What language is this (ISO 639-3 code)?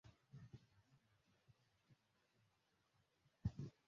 swa